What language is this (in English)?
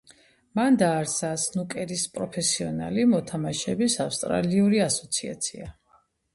Georgian